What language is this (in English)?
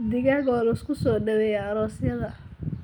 Somali